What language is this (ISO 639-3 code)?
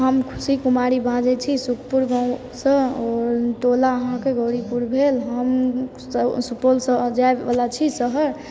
mai